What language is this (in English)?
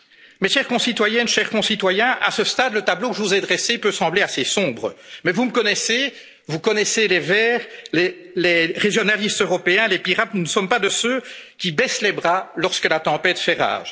French